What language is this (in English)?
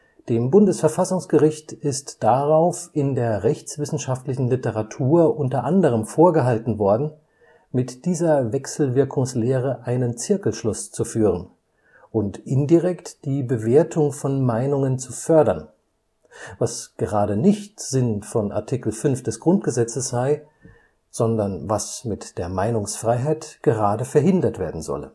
German